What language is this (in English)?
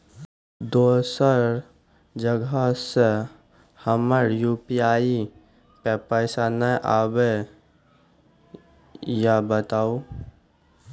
Maithili